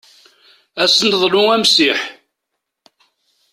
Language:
Kabyle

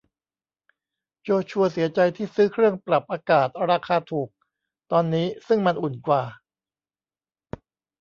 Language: Thai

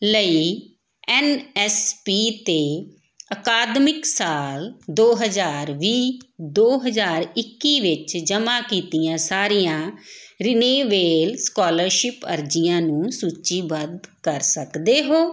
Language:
Punjabi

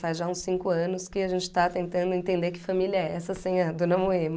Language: Portuguese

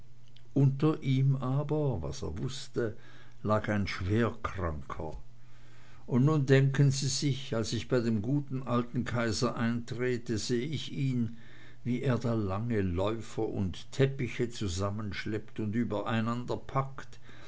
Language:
German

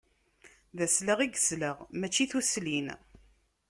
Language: Kabyle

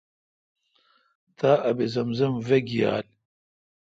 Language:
Kalkoti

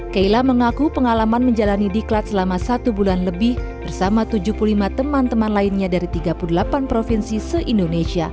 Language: Indonesian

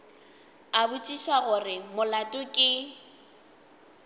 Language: Northern Sotho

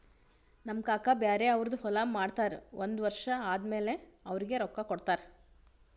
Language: Kannada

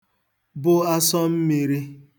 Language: Igbo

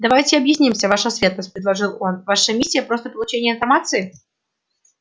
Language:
Russian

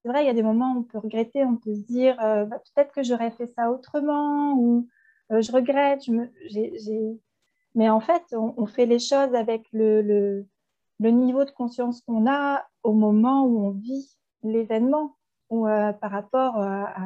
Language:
French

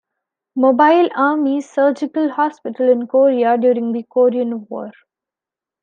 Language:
English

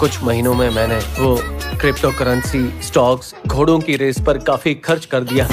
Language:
Hindi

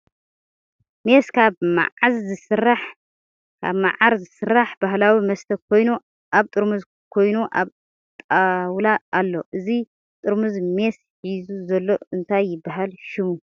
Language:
Tigrinya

